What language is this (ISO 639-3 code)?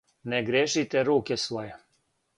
srp